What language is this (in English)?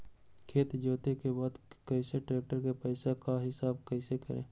Magahi